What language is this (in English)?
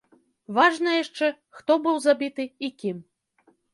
Belarusian